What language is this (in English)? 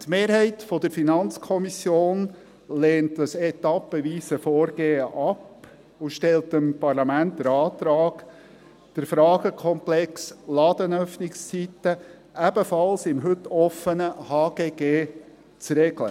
Swiss German